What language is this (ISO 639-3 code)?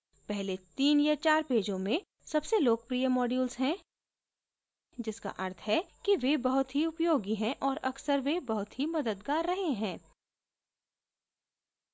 hin